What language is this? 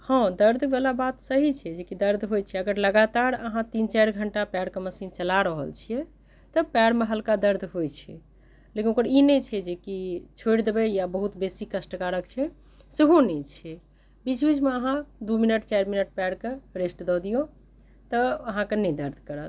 Maithili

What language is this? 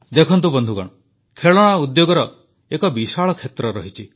Odia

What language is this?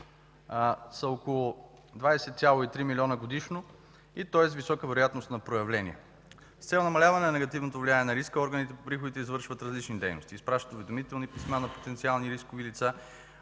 Bulgarian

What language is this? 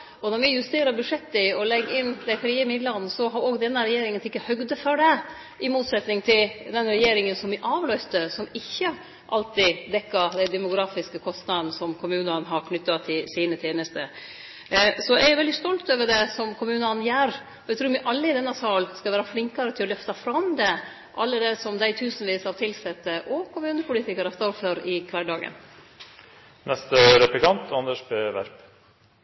Norwegian Nynorsk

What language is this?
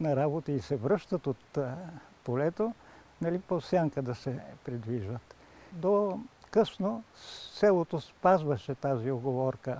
Bulgarian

